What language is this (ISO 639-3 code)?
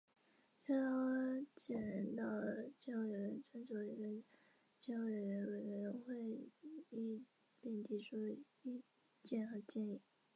zho